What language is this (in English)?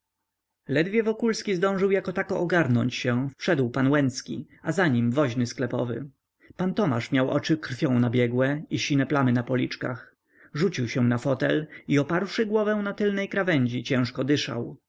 Polish